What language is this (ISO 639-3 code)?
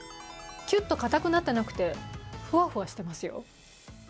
jpn